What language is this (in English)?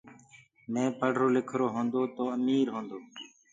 Gurgula